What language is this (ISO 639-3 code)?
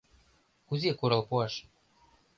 chm